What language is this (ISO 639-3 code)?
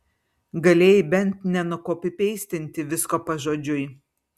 lit